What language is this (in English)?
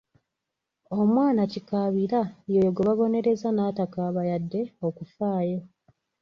Ganda